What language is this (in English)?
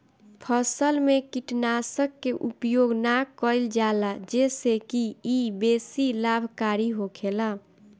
Bhojpuri